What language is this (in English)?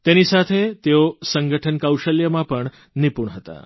Gujarati